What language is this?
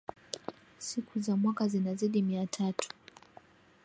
Swahili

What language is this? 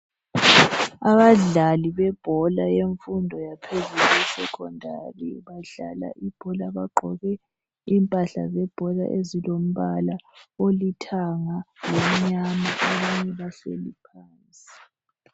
North Ndebele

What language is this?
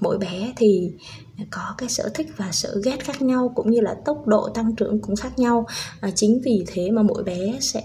Vietnamese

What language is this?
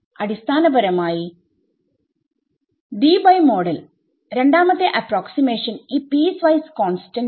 Malayalam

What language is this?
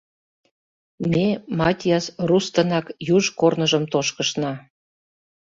Mari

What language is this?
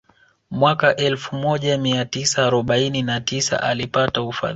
Swahili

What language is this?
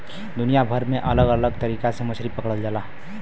Bhojpuri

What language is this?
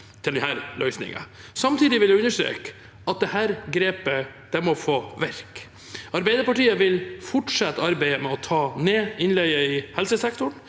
Norwegian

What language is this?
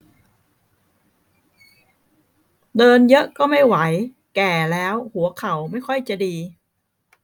Thai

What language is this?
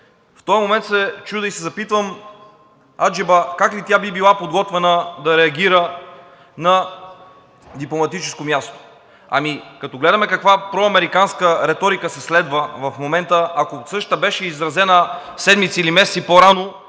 Bulgarian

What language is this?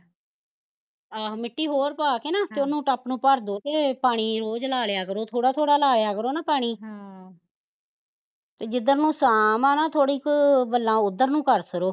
Punjabi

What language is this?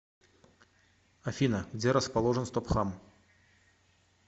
Russian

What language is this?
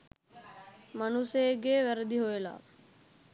Sinhala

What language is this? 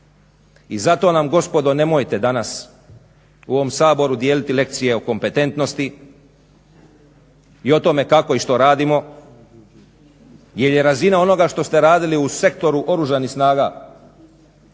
Croatian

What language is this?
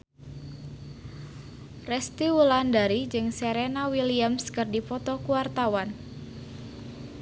Sundanese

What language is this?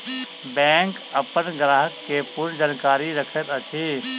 Maithili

